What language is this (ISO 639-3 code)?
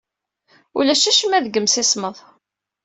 kab